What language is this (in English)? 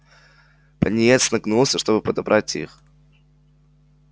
Russian